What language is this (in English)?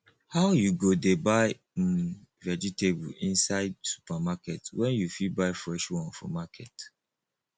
Nigerian Pidgin